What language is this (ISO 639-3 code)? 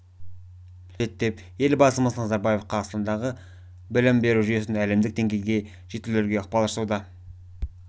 kaz